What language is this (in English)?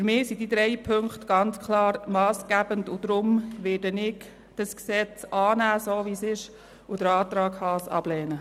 Swiss German